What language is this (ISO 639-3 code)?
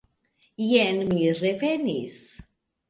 epo